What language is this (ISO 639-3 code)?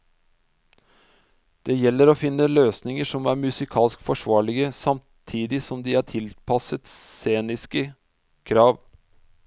nor